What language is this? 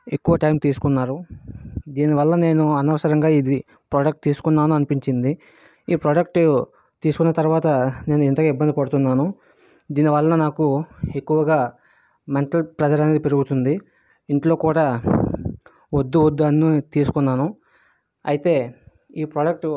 Telugu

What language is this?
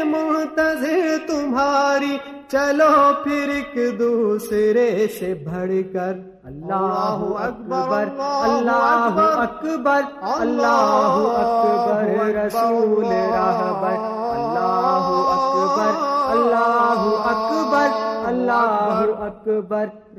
Urdu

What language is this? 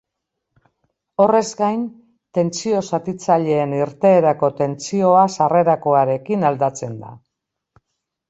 Basque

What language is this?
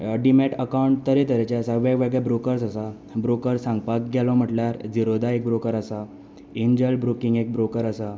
Konkani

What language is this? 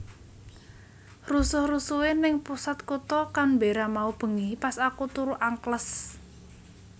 Javanese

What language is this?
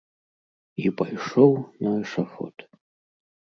Belarusian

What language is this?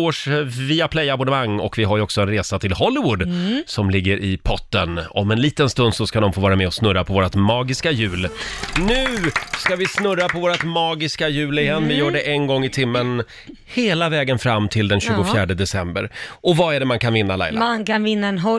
Swedish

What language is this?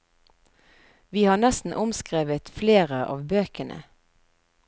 Norwegian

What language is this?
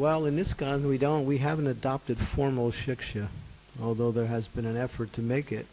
English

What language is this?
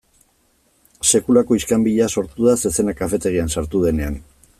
Basque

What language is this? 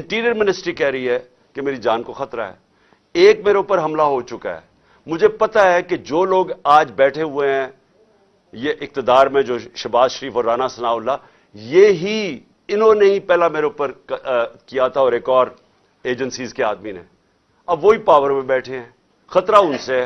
Urdu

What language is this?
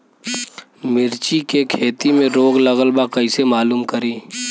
Bhojpuri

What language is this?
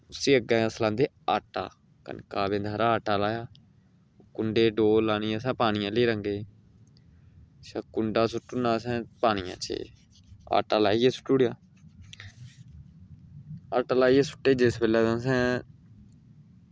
Dogri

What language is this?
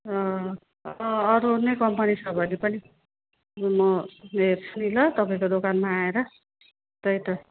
Nepali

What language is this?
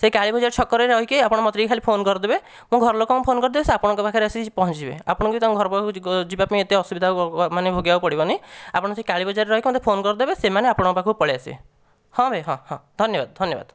Odia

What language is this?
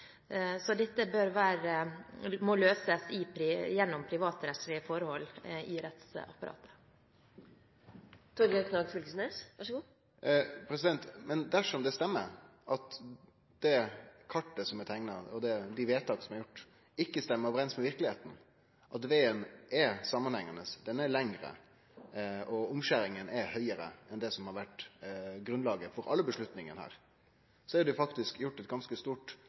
Norwegian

